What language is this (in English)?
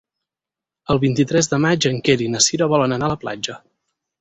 Catalan